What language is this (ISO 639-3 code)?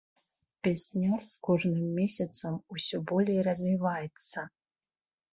bel